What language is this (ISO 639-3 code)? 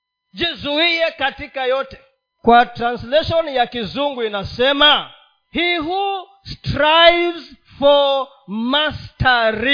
swa